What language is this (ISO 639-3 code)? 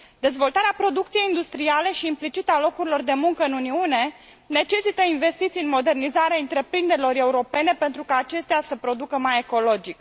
ron